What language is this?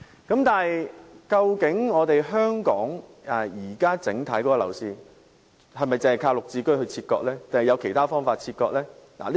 Cantonese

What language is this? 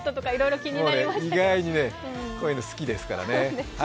Japanese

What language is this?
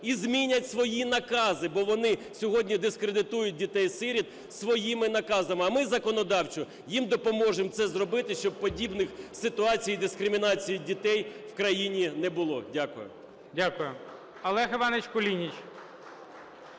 Ukrainian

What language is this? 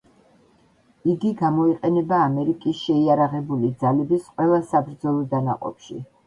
Georgian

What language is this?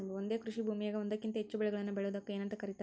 Kannada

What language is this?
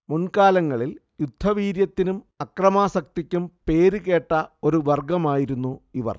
Malayalam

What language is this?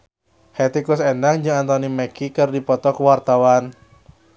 Sundanese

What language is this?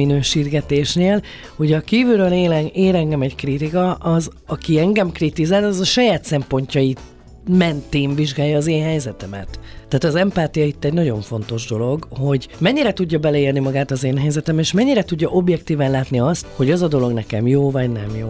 Hungarian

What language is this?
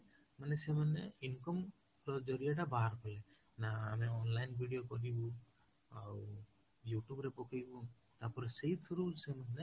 Odia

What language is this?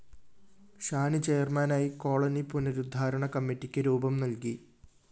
Malayalam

